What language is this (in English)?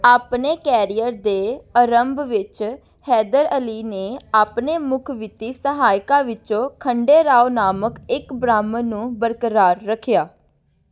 Punjabi